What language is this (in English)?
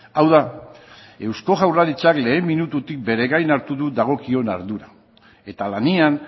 Basque